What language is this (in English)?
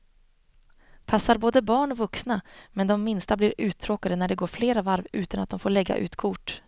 Swedish